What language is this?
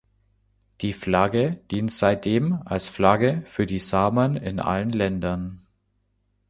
German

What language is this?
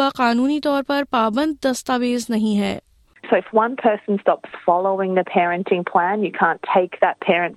Urdu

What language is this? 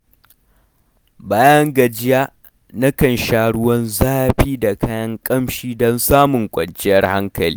Hausa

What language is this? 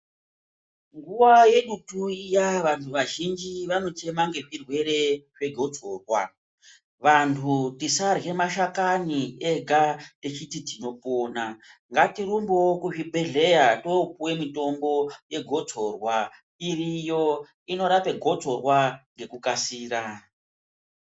Ndau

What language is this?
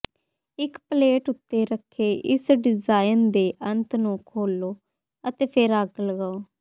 Punjabi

